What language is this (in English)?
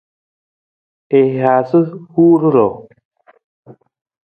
Nawdm